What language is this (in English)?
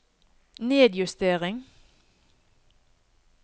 Norwegian